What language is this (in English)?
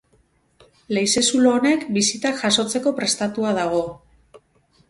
Basque